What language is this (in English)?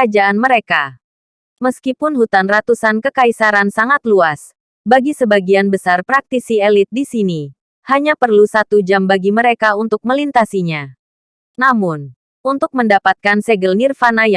Indonesian